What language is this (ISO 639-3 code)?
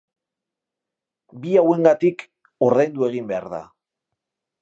eus